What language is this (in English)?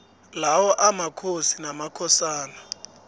South Ndebele